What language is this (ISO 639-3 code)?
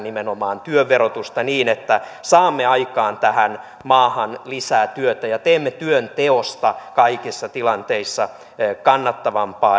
fin